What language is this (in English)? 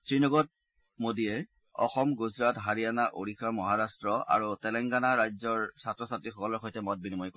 Assamese